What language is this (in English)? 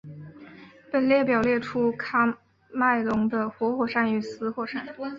Chinese